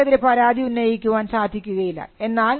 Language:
Malayalam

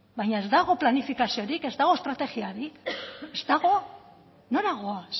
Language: Basque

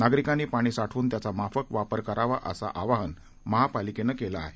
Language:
Marathi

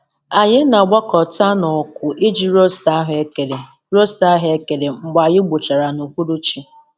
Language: Igbo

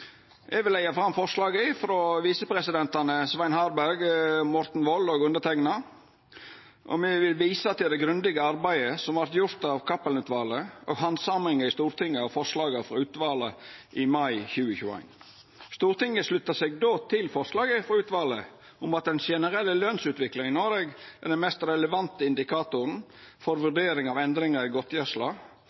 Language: Norwegian Nynorsk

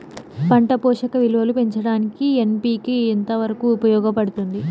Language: Telugu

